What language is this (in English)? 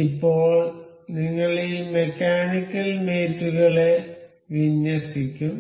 Malayalam